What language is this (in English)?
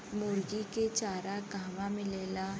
Bhojpuri